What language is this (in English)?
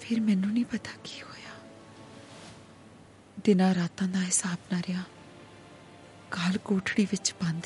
Hindi